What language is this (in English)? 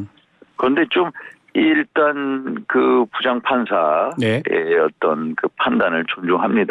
Korean